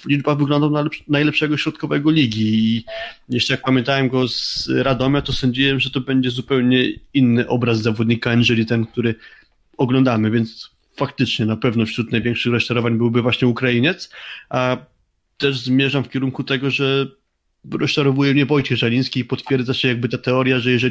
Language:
Polish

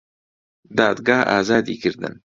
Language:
Central Kurdish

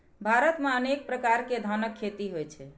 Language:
Maithili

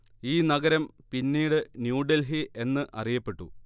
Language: Malayalam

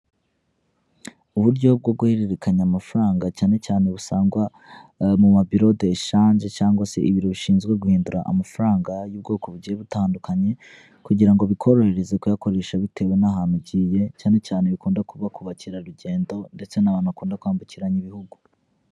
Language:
Kinyarwanda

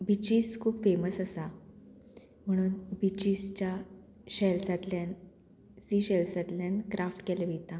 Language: Konkani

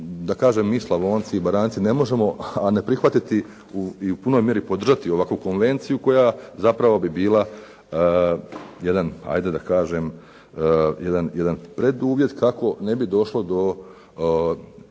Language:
Croatian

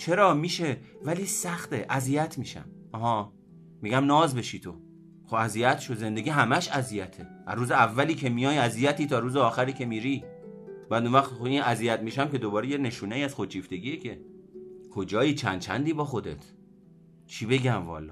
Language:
Persian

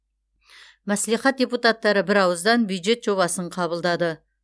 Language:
Kazakh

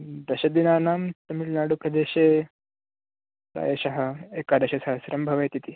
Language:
Sanskrit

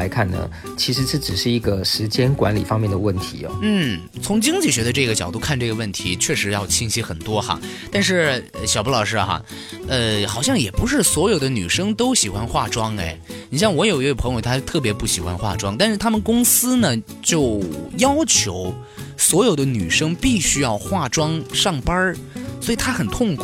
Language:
Chinese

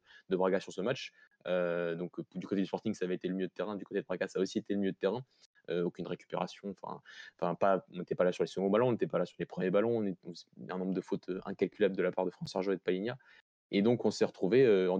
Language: French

